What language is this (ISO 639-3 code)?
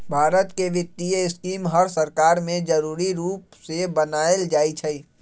mag